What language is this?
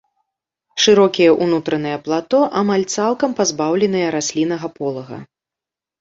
Belarusian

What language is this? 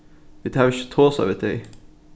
Faroese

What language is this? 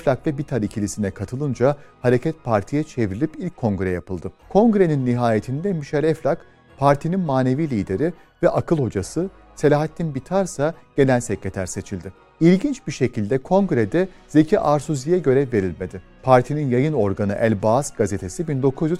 Turkish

